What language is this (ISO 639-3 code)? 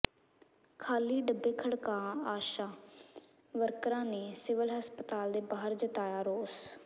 pan